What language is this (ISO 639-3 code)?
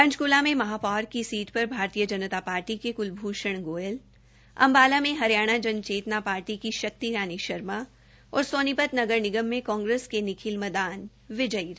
hin